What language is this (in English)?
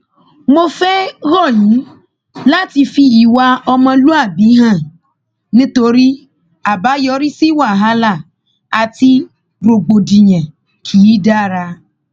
Yoruba